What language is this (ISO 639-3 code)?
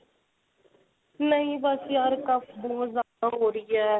pan